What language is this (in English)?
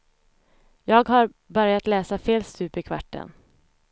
Swedish